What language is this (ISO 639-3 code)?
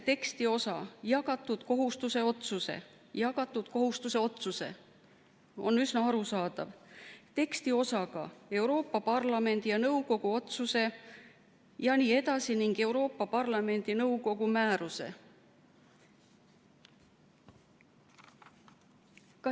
est